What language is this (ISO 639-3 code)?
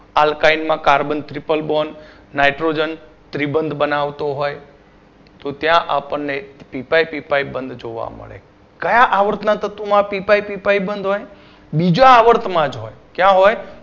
guj